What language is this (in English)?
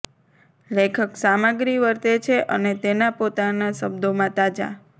Gujarati